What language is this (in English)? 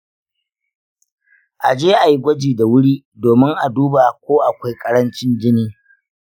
Hausa